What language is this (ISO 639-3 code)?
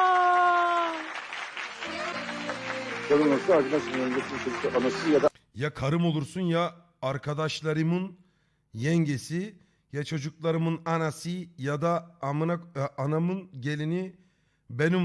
tur